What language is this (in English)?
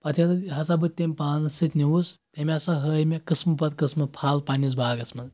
Kashmiri